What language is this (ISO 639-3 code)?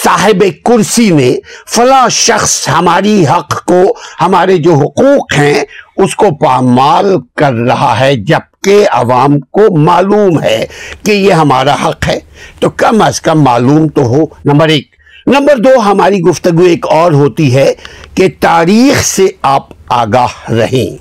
urd